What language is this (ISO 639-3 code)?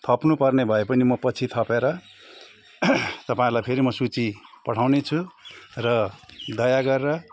nep